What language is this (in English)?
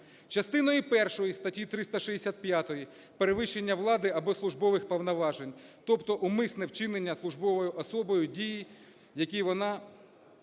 Ukrainian